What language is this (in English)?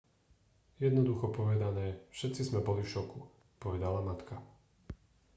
Slovak